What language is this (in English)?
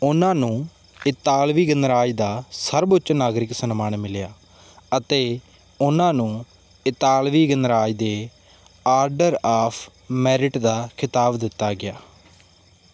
Punjabi